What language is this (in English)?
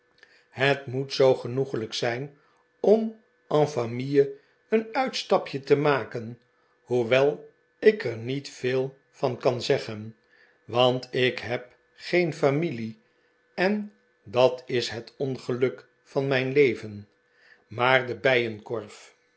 Dutch